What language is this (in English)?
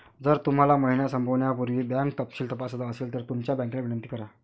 Marathi